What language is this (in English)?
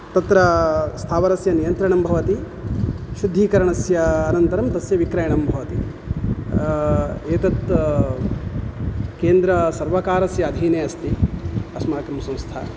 Sanskrit